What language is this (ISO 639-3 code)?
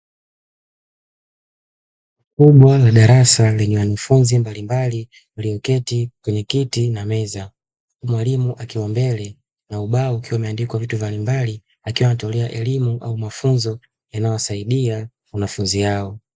swa